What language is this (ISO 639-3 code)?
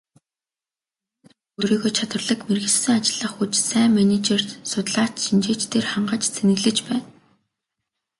mon